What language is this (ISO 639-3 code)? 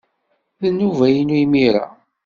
kab